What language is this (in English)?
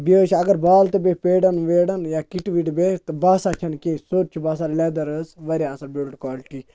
Kashmiri